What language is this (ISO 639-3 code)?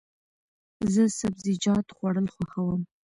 pus